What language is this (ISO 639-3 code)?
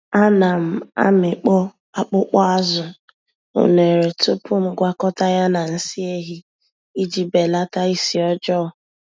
ibo